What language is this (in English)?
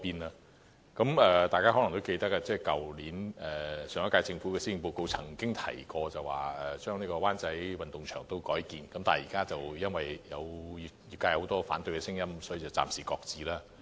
Cantonese